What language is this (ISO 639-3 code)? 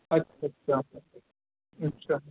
urd